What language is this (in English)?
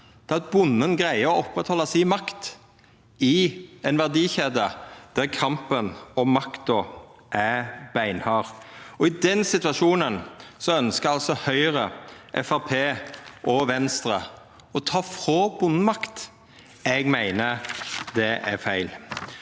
Norwegian